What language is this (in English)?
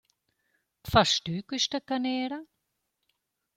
Romansh